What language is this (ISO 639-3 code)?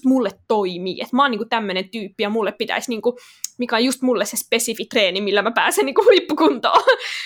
fin